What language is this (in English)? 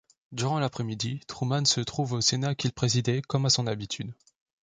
French